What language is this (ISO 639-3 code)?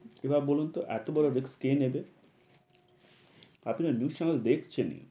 ben